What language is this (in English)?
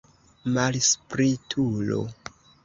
Esperanto